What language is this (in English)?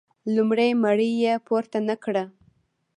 Pashto